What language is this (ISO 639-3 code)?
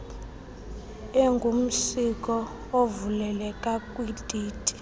xho